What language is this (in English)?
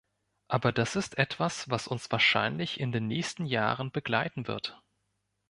German